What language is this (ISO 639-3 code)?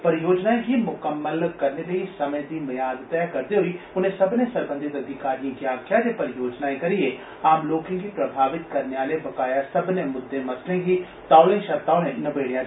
doi